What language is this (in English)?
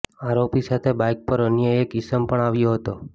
Gujarati